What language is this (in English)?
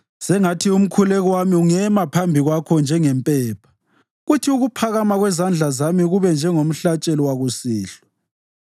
North Ndebele